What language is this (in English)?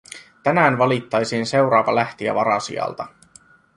Finnish